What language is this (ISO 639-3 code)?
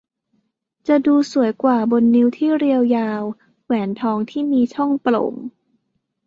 tha